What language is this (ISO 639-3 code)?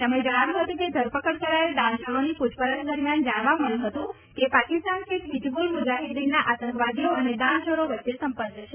guj